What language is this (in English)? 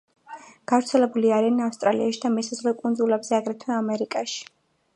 Georgian